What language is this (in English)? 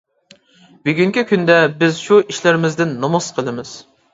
Uyghur